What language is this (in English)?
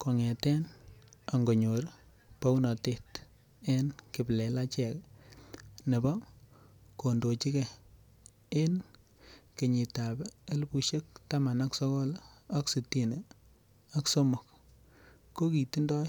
Kalenjin